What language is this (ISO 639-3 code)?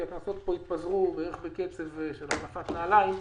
heb